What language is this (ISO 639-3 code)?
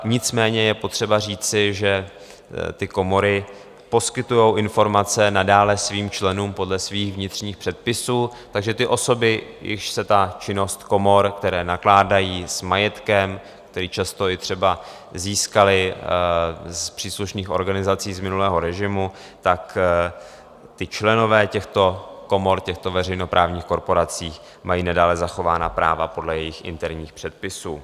ces